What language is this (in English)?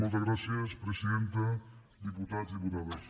Catalan